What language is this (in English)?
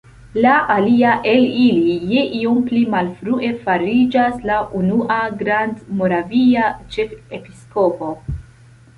Esperanto